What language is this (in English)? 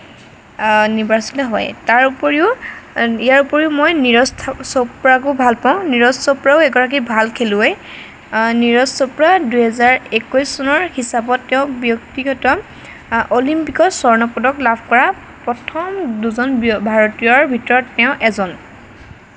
Assamese